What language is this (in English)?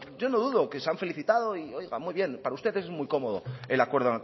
Spanish